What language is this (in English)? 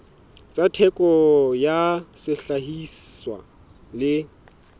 Southern Sotho